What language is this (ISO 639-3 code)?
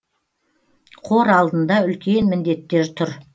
kaz